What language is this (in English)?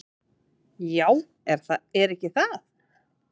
Icelandic